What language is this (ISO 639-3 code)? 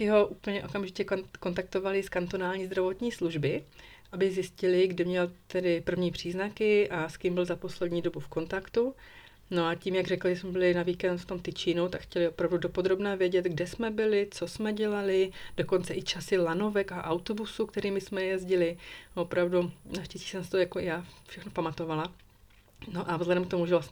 ces